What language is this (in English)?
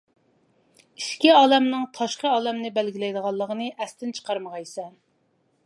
Uyghur